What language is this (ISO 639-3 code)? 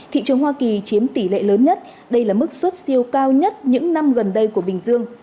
vie